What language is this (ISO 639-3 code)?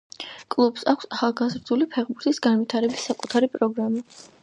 kat